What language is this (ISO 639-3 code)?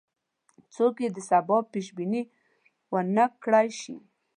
pus